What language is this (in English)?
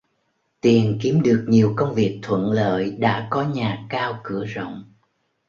Vietnamese